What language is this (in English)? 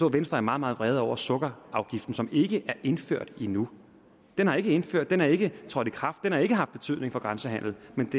Danish